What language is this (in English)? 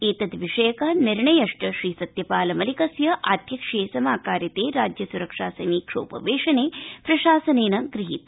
Sanskrit